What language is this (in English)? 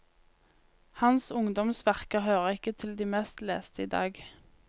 Norwegian